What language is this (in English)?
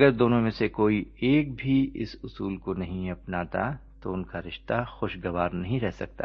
Urdu